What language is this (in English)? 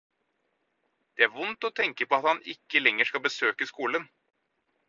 Norwegian Bokmål